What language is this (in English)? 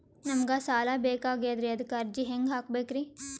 Kannada